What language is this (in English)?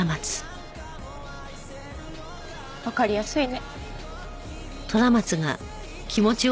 Japanese